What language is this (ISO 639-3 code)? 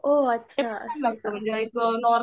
mar